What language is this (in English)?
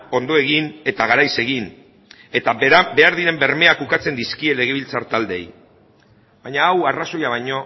Basque